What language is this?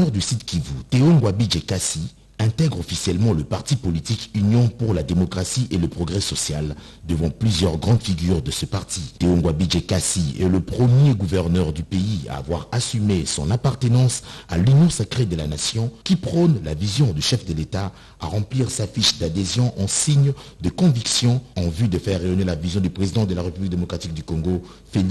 French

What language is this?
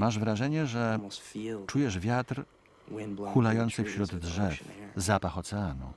Polish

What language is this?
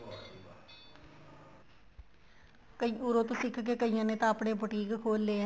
Punjabi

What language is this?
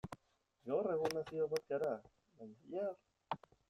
Basque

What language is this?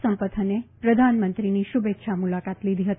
Gujarati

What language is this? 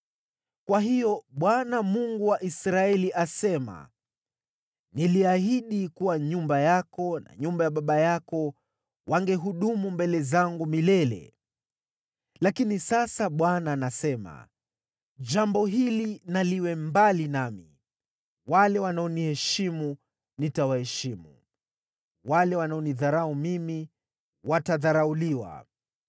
Swahili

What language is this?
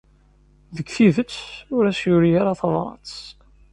Kabyle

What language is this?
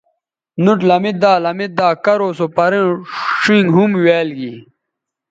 Bateri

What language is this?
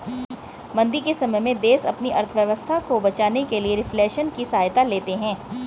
Hindi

